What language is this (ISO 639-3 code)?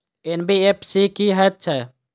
mai